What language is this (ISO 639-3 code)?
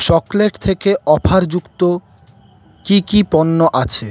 ben